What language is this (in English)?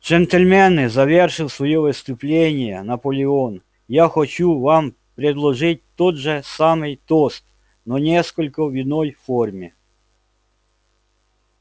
Russian